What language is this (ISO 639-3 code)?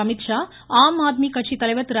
tam